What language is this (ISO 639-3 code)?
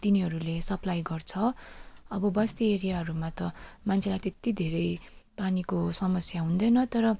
nep